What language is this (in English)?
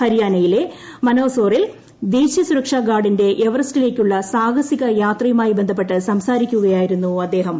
Malayalam